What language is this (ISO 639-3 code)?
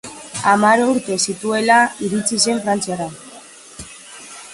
eus